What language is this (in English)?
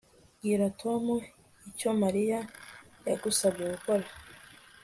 Kinyarwanda